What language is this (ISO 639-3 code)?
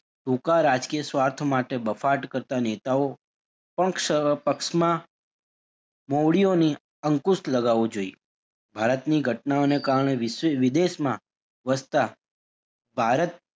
guj